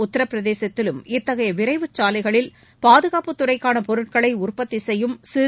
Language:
Tamil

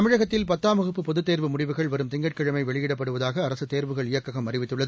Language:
Tamil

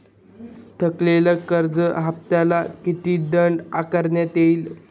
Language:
Marathi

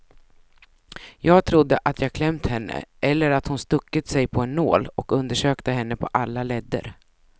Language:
Swedish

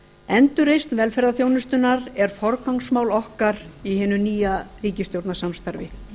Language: Icelandic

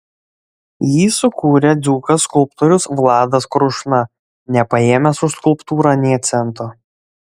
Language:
Lithuanian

